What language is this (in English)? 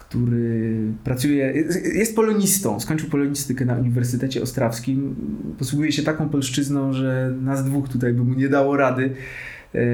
Polish